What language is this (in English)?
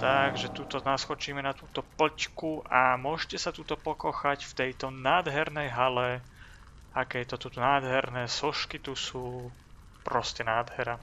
Slovak